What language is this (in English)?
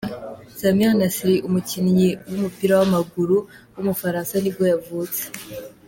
Kinyarwanda